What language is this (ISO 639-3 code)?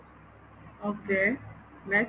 pan